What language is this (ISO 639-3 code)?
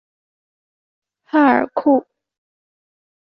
zho